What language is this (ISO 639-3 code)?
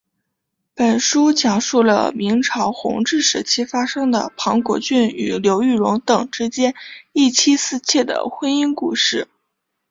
zho